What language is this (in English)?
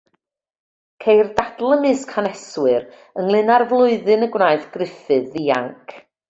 Welsh